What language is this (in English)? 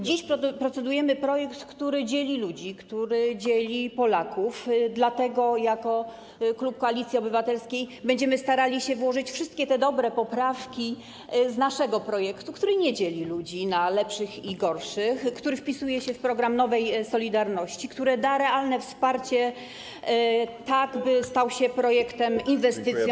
Polish